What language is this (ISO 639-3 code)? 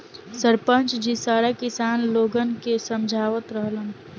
bho